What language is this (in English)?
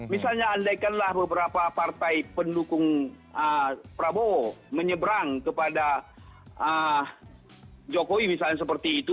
Indonesian